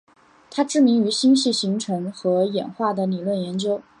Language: Chinese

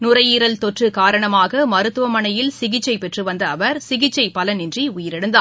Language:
Tamil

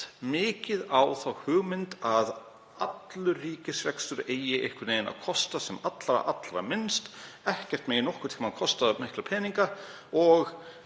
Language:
Icelandic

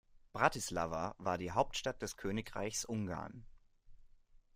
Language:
German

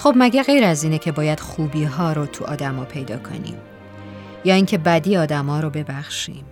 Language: Persian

